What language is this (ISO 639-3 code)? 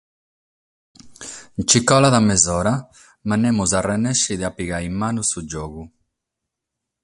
srd